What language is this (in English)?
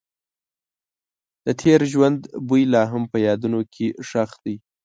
Pashto